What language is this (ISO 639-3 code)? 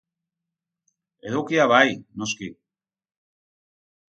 eus